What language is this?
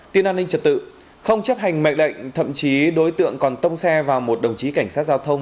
Vietnamese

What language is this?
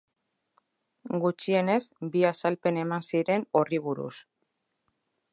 Basque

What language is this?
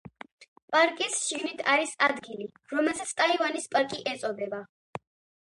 Georgian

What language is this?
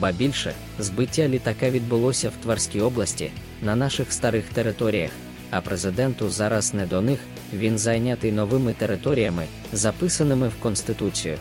Ukrainian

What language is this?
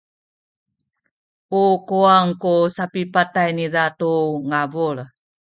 Sakizaya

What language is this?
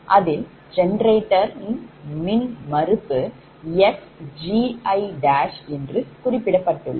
Tamil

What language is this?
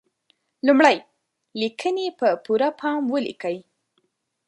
Pashto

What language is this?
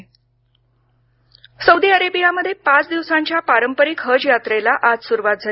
Marathi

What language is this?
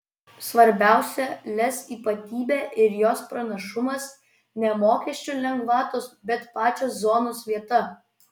Lithuanian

